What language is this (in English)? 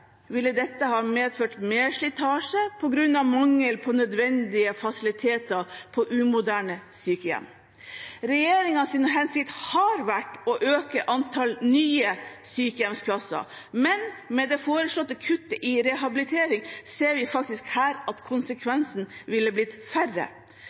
Norwegian Bokmål